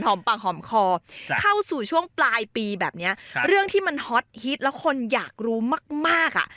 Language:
Thai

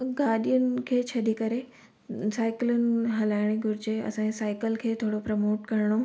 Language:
Sindhi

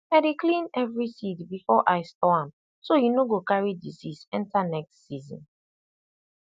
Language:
Nigerian Pidgin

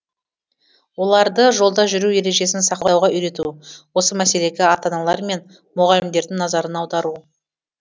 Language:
Kazakh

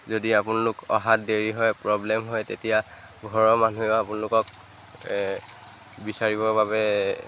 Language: Assamese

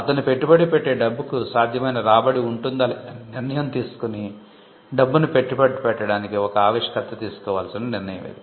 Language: Telugu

